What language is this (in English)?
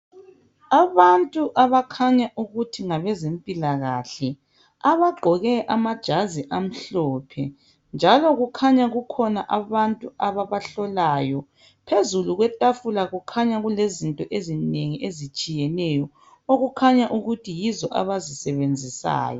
North Ndebele